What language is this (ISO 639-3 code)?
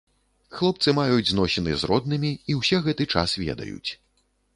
bel